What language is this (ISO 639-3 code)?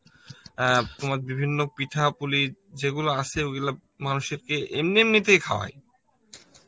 ben